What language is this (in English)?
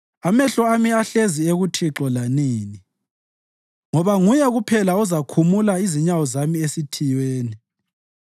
North Ndebele